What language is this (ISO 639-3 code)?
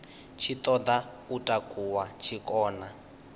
ven